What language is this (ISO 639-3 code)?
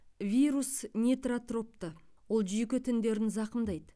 kaz